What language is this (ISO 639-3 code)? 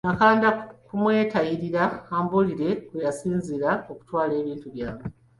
lug